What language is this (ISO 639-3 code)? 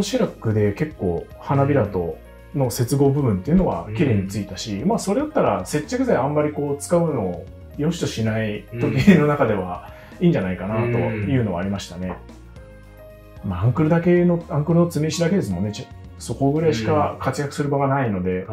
jpn